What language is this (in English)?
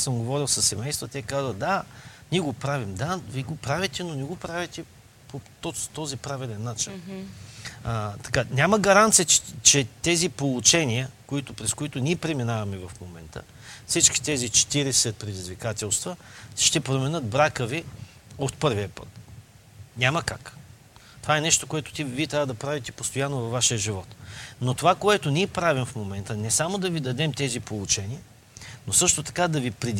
Bulgarian